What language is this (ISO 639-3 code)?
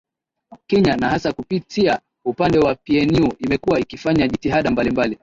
swa